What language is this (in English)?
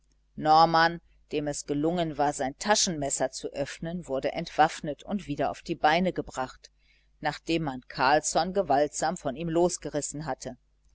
German